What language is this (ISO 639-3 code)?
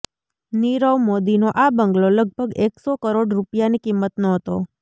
guj